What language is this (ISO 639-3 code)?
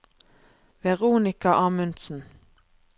nor